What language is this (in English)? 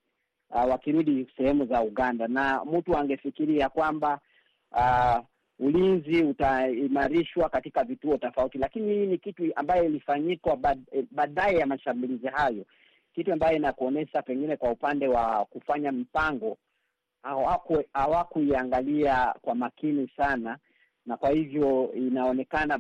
Swahili